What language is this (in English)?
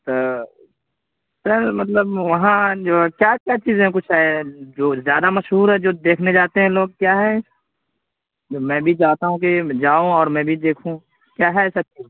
Urdu